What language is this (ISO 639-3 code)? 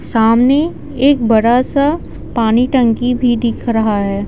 hin